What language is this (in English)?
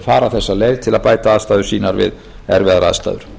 Icelandic